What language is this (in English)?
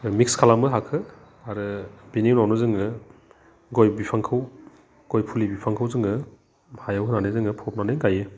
Bodo